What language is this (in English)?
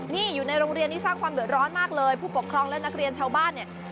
Thai